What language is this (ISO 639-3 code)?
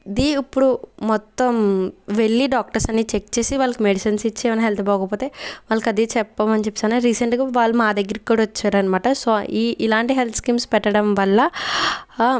tel